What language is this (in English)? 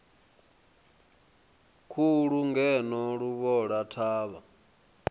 Venda